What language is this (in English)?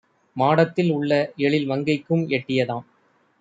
Tamil